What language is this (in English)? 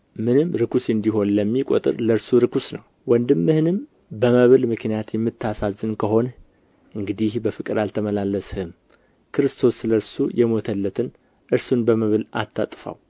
Amharic